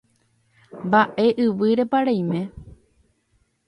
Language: Guarani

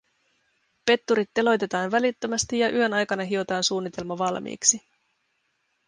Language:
Finnish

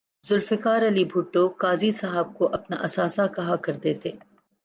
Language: Urdu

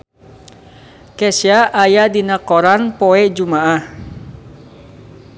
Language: Sundanese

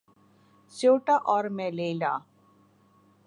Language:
Urdu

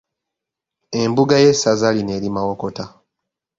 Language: Ganda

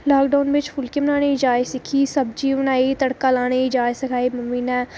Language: Dogri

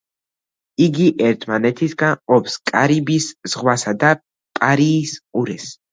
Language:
Georgian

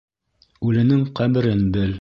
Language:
Bashkir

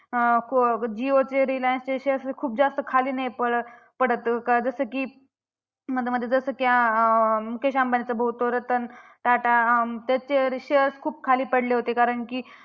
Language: Marathi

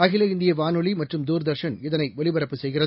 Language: Tamil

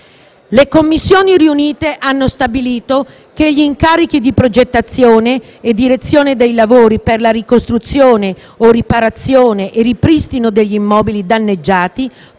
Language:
Italian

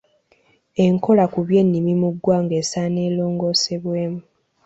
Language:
Ganda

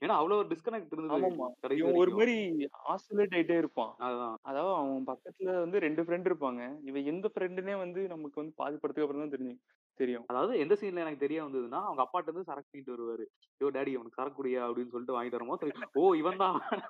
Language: Tamil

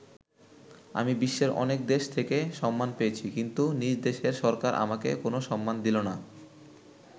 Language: Bangla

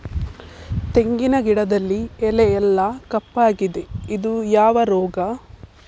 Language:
Kannada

